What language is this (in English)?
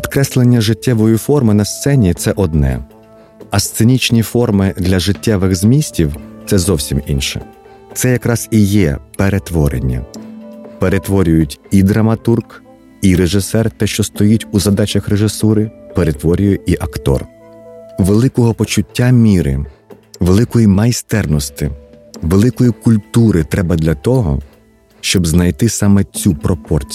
Ukrainian